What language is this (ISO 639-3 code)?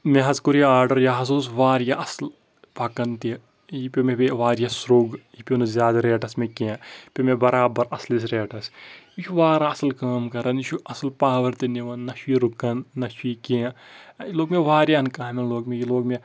kas